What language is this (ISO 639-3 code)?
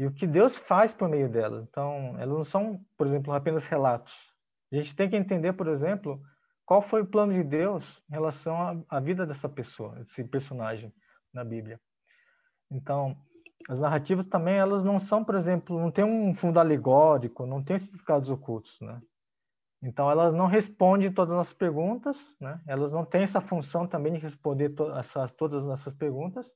por